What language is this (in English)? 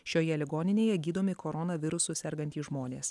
Lithuanian